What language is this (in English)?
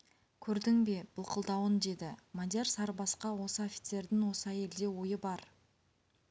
Kazakh